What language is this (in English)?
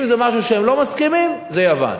Hebrew